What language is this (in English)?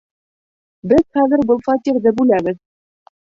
Bashkir